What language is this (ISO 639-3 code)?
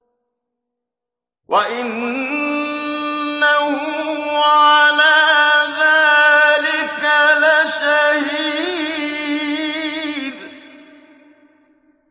ara